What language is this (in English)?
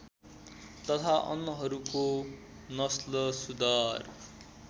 Nepali